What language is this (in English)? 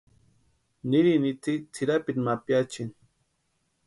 Western Highland Purepecha